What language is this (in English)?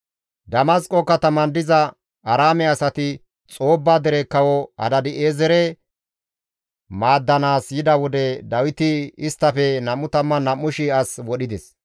Gamo